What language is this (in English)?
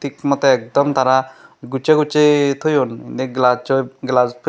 Chakma